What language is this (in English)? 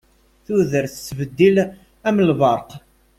Kabyle